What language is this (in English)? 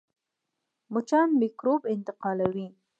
Pashto